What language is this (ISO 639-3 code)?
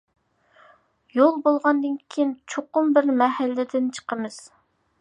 uig